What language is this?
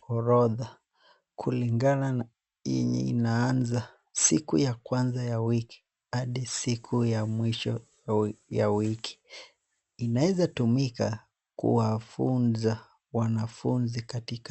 Swahili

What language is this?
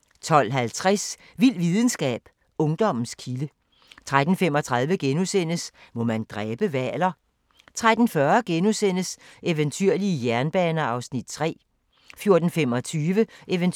Danish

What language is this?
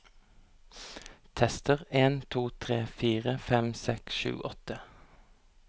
Norwegian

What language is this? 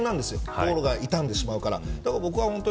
Japanese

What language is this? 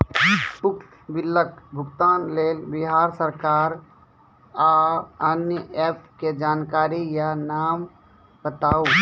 Maithili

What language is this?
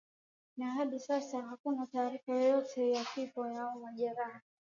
Swahili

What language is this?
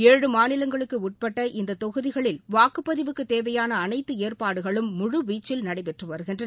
Tamil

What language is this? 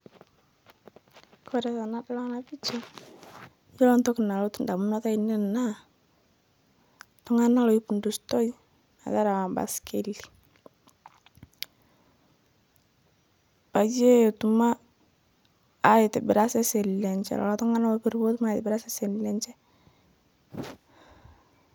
Masai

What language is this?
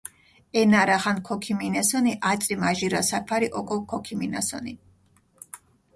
Mingrelian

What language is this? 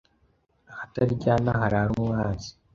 Kinyarwanda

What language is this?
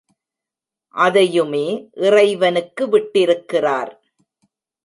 Tamil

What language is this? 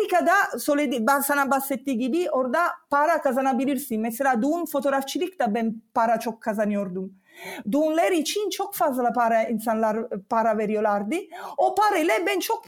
Turkish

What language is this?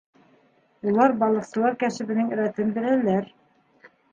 Bashkir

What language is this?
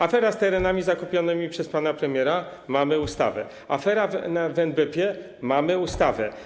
Polish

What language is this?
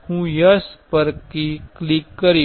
Gujarati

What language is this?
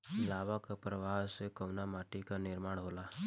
Bhojpuri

